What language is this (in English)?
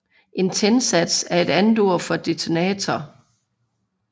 Danish